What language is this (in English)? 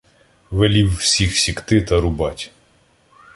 Ukrainian